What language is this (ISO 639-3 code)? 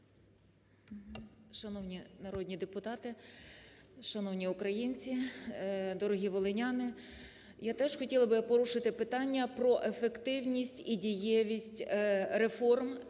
ukr